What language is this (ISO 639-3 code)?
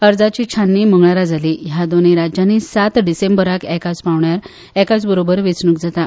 kok